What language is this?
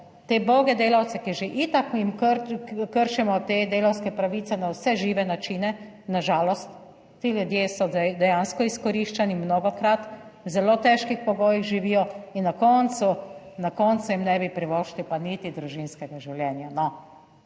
Slovenian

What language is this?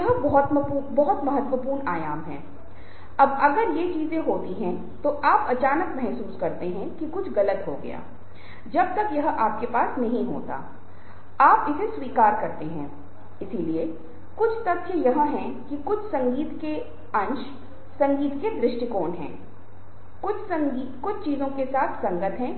Hindi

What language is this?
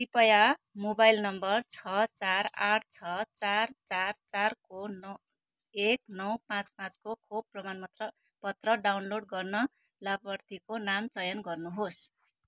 Nepali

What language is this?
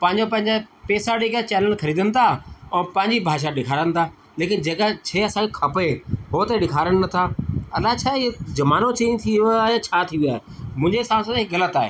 Sindhi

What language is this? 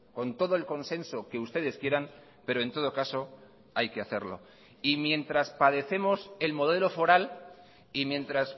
Spanish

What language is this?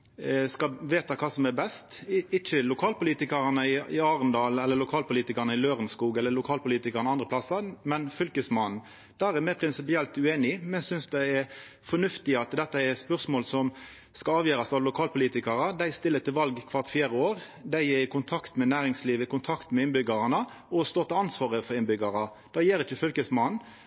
Norwegian Nynorsk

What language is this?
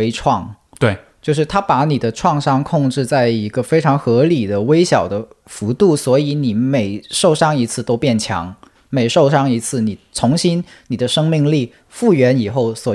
Chinese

